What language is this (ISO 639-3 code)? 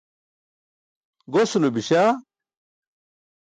bsk